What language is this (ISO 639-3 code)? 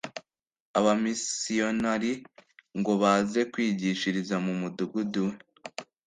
kin